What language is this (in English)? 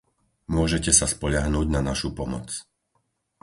Slovak